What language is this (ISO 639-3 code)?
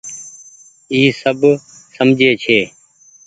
gig